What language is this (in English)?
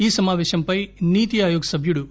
Telugu